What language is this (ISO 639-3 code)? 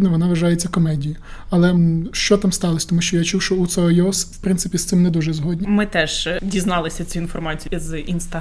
ukr